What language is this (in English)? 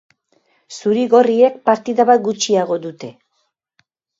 Basque